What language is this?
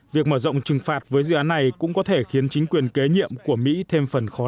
Vietnamese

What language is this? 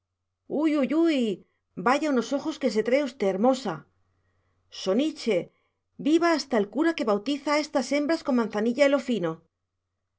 Spanish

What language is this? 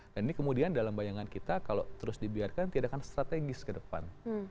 Indonesian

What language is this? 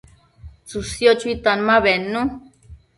Matsés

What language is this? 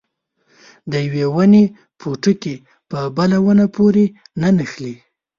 Pashto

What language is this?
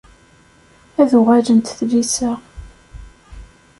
Kabyle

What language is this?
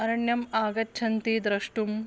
Sanskrit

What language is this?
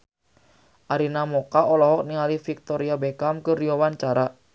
Sundanese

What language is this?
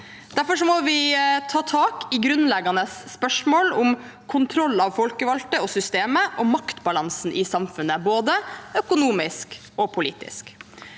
Norwegian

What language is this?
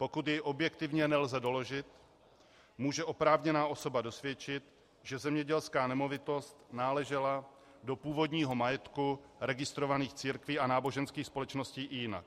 Czech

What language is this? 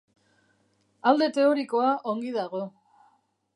Basque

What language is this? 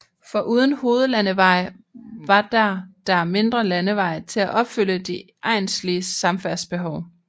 Danish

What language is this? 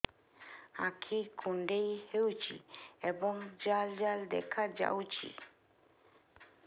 Odia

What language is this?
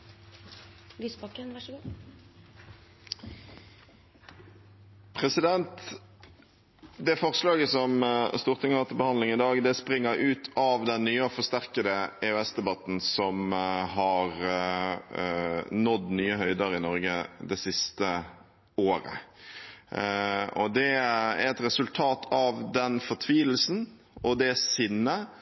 Norwegian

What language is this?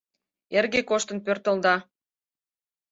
Mari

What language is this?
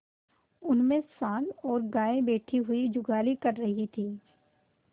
Hindi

